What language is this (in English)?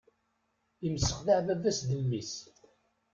Kabyle